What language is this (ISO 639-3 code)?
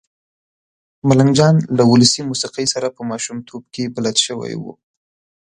pus